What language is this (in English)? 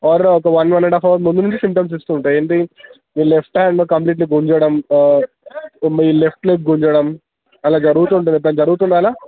Telugu